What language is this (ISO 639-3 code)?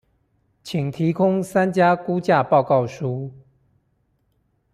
zho